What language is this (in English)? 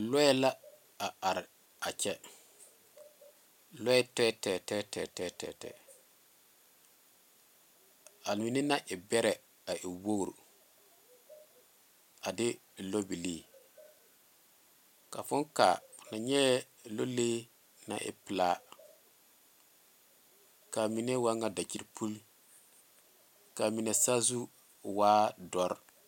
Southern Dagaare